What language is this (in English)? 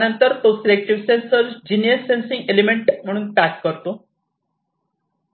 Marathi